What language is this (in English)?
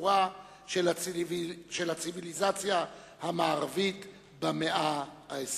Hebrew